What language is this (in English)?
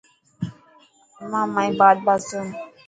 Dhatki